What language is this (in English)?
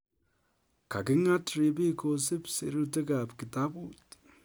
Kalenjin